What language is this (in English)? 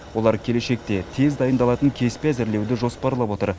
Kazakh